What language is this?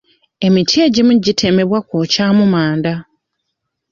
Ganda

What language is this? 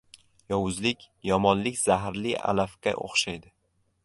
Uzbek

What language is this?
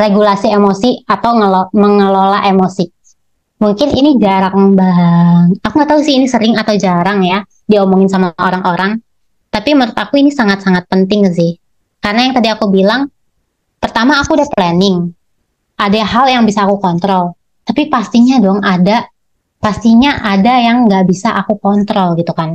Indonesian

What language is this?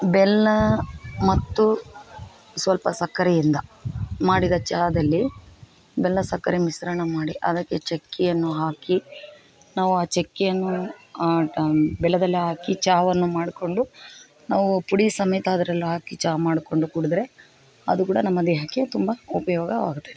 Kannada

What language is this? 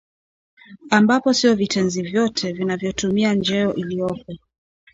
Swahili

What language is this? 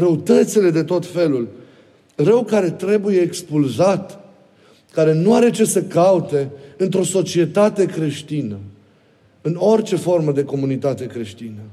Romanian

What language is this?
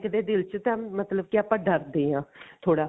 Punjabi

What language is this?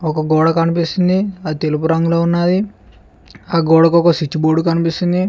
Telugu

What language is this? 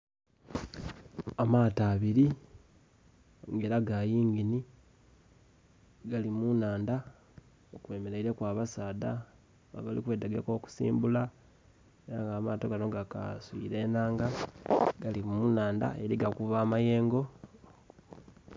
Soga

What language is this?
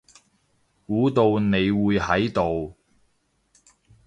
Cantonese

